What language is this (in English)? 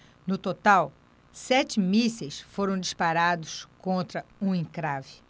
Portuguese